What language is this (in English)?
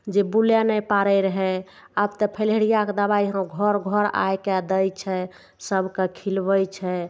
Maithili